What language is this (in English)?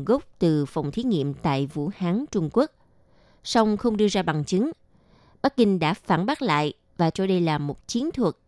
Vietnamese